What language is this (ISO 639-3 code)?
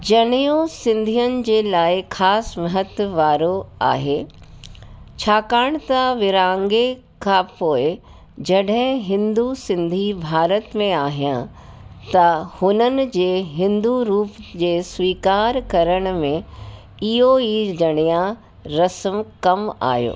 snd